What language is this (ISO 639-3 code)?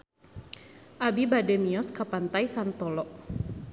sun